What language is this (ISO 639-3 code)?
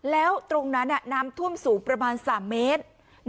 tha